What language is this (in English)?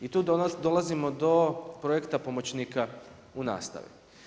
Croatian